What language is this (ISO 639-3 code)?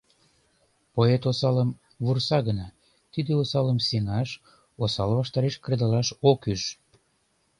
chm